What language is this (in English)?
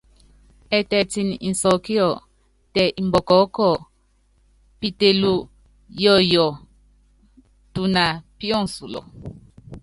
Yangben